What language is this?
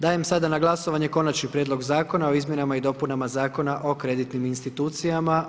Croatian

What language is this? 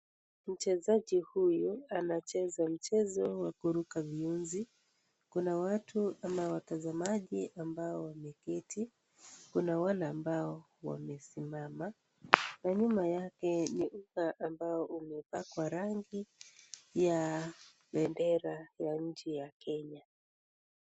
Swahili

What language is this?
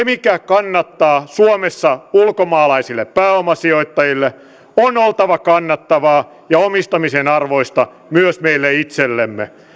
Finnish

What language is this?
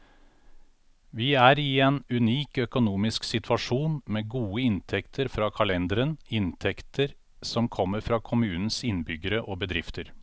Norwegian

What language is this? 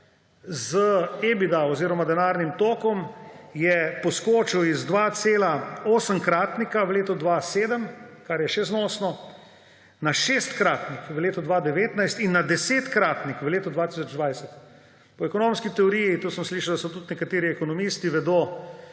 Slovenian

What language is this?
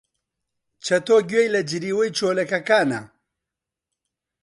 Central Kurdish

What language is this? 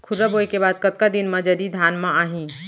Chhattisgarhi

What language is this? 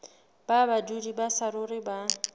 Southern Sotho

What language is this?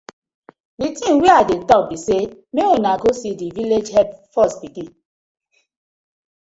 Nigerian Pidgin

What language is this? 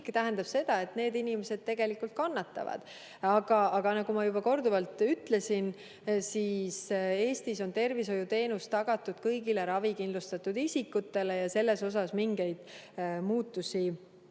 Estonian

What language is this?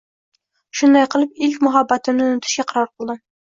Uzbek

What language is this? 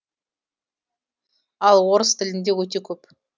Kazakh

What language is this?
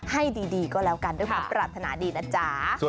Thai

